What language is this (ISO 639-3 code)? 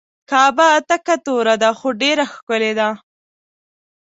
pus